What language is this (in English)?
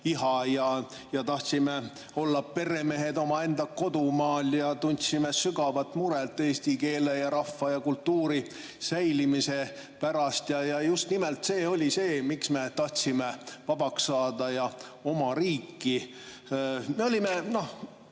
Estonian